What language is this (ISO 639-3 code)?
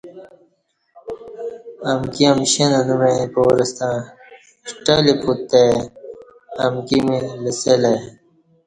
bsh